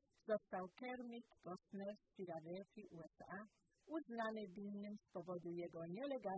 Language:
Polish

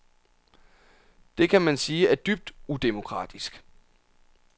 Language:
Danish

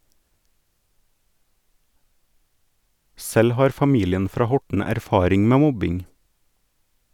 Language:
Norwegian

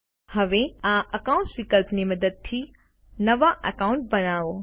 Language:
Gujarati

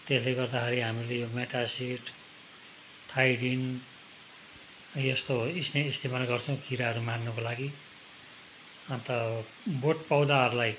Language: Nepali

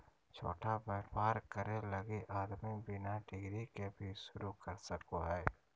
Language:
Magahi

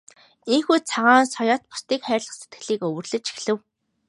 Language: Mongolian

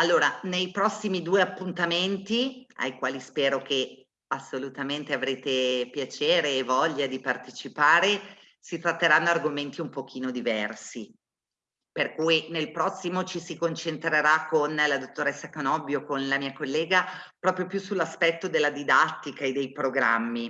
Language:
Italian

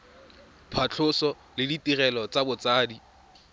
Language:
Tswana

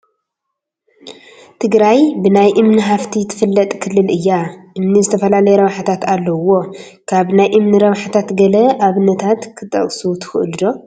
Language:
Tigrinya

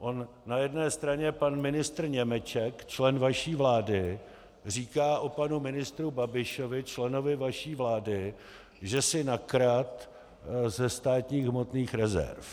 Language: Czech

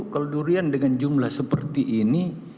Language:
Indonesian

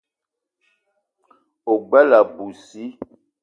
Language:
Eton (Cameroon)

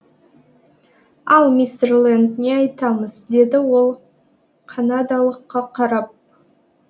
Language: Kazakh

